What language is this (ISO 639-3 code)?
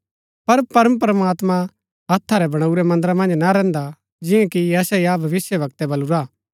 gbk